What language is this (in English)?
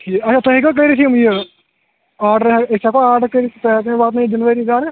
Kashmiri